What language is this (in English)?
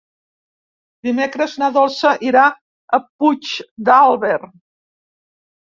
Catalan